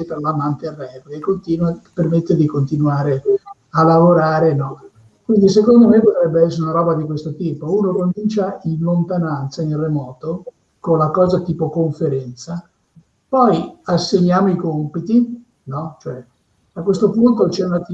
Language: Italian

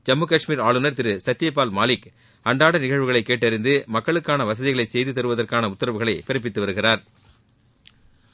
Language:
Tamil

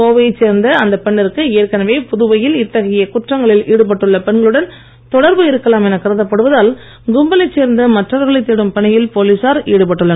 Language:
Tamil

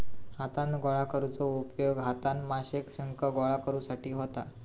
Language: Marathi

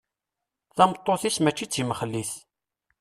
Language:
Kabyle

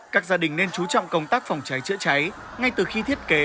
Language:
Vietnamese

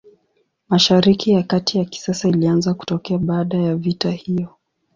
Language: Swahili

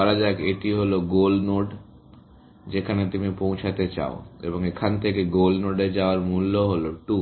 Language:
Bangla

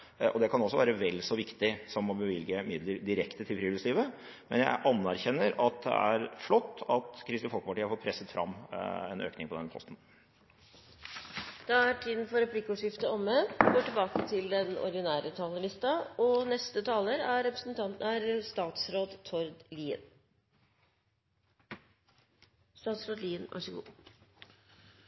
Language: Norwegian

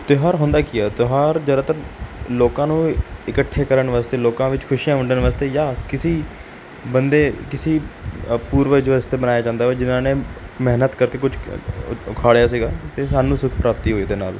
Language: Punjabi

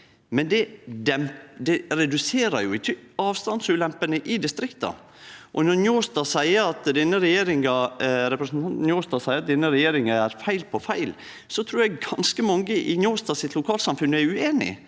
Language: Norwegian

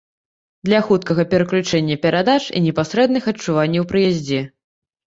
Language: Belarusian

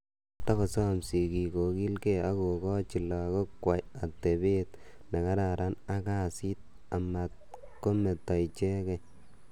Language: Kalenjin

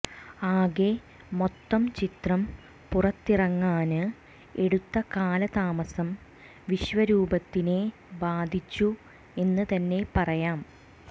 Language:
Malayalam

